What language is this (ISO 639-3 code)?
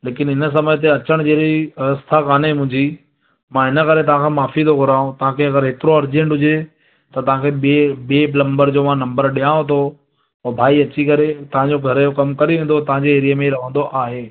snd